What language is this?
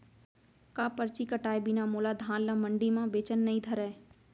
Chhattisgarhi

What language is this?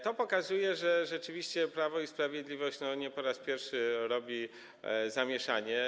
Polish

